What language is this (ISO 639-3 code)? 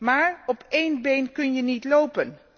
nld